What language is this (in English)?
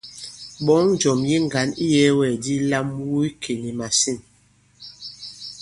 Bankon